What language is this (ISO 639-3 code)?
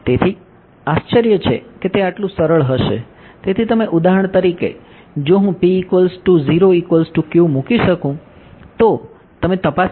guj